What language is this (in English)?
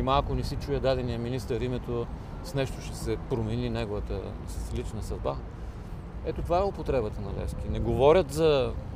Bulgarian